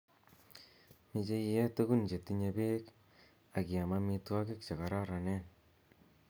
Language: Kalenjin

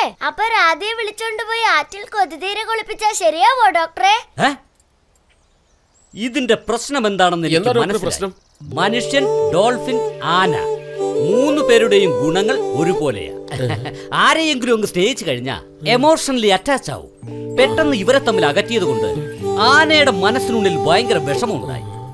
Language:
Malayalam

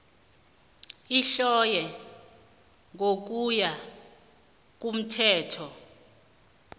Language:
South Ndebele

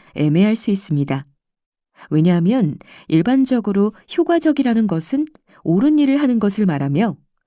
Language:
Korean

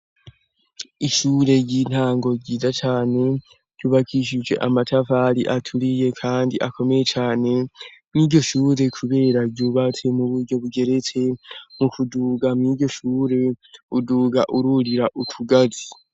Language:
Rundi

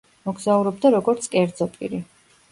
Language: Georgian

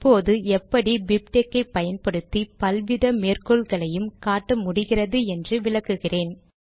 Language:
Tamil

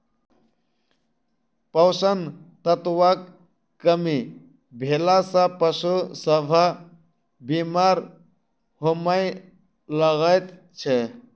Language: Maithili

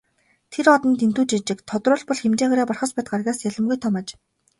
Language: Mongolian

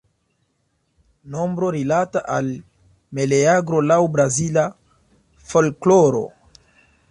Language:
Esperanto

